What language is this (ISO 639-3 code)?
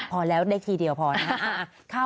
tha